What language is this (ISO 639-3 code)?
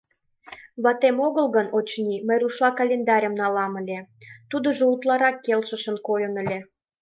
chm